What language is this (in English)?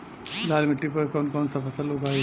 Bhojpuri